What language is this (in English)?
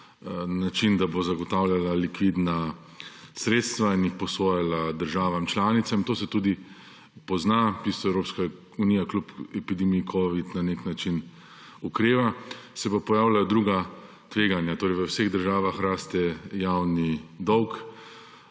Slovenian